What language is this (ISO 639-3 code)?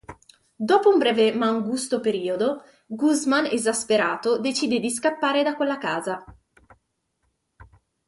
ita